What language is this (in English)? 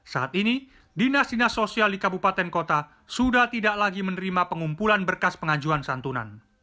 Indonesian